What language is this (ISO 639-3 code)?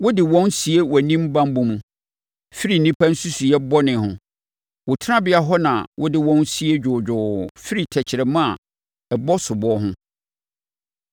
aka